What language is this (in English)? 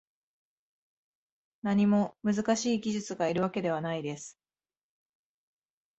Japanese